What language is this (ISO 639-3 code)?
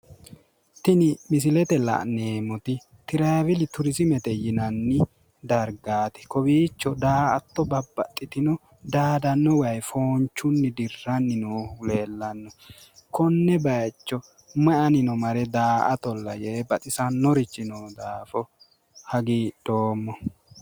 sid